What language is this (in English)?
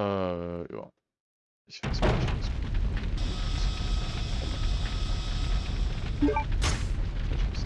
German